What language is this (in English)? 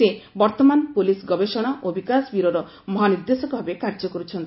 Odia